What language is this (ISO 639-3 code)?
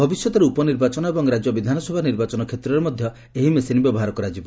ori